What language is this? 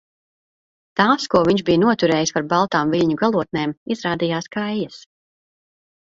Latvian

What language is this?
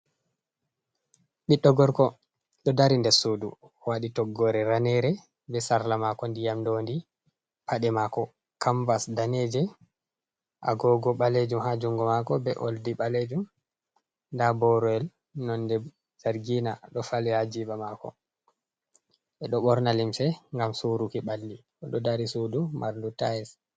Fula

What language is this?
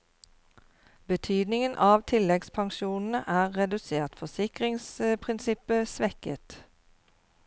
Norwegian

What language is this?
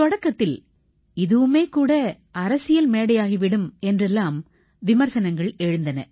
Tamil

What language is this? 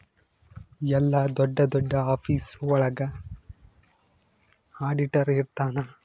Kannada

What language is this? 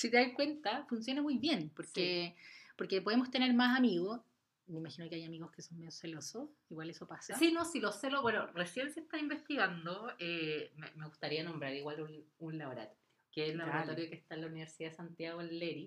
Spanish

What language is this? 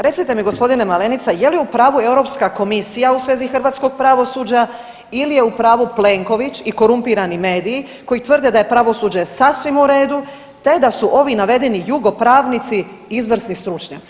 Croatian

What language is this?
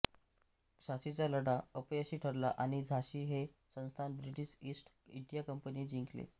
Marathi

